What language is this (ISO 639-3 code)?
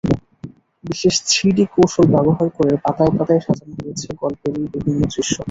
ben